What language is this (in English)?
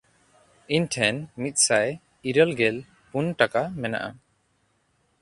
Santali